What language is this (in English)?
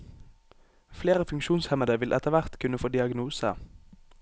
Norwegian